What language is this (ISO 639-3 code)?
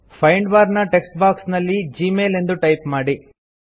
kan